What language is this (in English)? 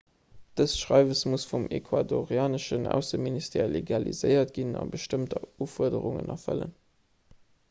Luxembourgish